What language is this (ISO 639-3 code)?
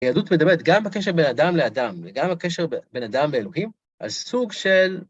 heb